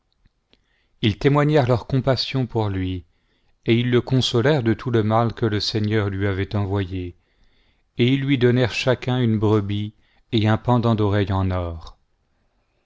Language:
French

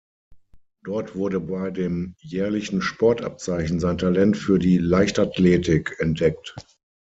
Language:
German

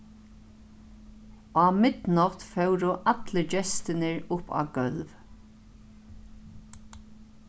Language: Faroese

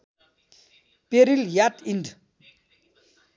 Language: Nepali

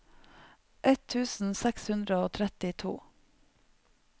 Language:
Norwegian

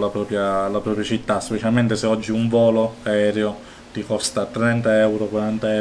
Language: Italian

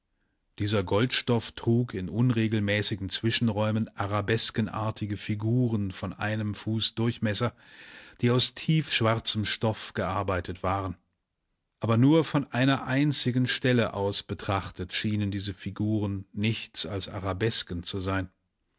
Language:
German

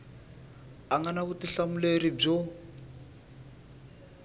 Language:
Tsonga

